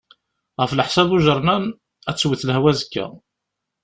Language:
Kabyle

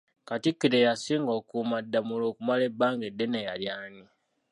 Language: Ganda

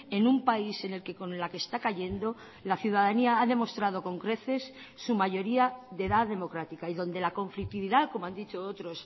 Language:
Spanish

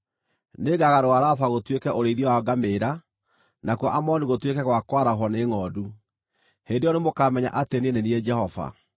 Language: Kikuyu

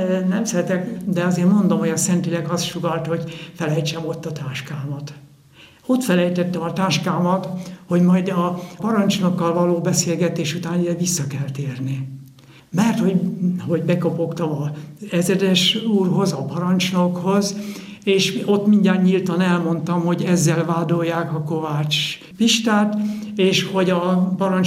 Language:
Hungarian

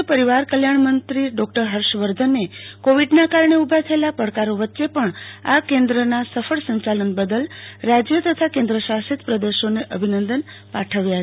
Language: Gujarati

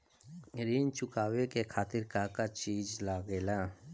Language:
Bhojpuri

